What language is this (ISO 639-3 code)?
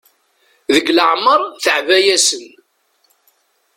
kab